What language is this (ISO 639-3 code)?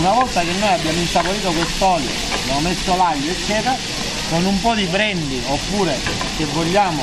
ita